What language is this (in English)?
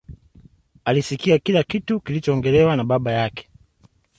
Swahili